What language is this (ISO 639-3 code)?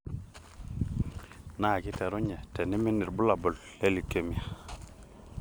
mas